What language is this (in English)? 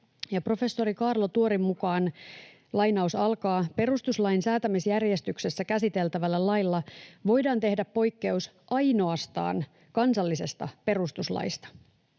Finnish